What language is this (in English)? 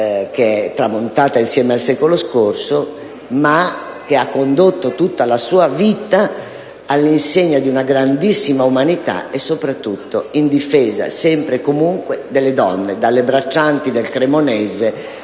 Italian